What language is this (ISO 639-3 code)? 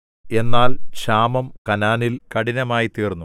mal